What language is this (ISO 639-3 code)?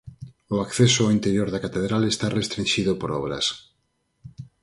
glg